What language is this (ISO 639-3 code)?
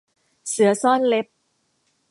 tha